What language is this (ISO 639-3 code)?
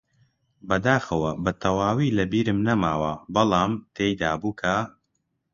ckb